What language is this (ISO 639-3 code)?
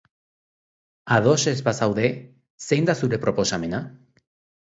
eus